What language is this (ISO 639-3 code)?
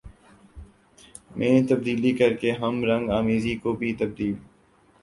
urd